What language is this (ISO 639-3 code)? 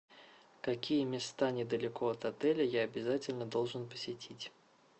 rus